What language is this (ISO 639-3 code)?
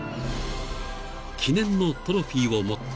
jpn